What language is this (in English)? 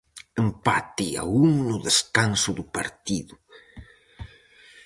Galician